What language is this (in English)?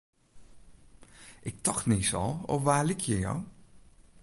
Western Frisian